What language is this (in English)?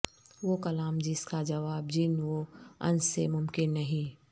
Urdu